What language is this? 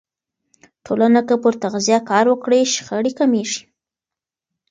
Pashto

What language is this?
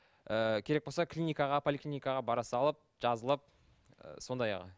Kazakh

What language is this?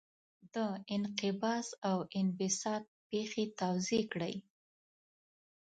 Pashto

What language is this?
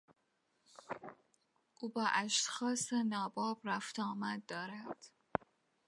Persian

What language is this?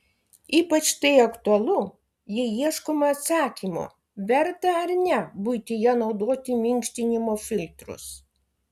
Lithuanian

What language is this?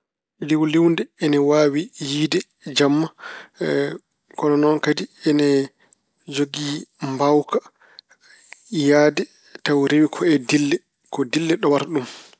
Fula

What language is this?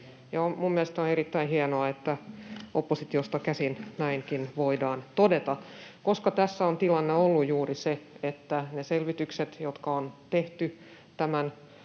Finnish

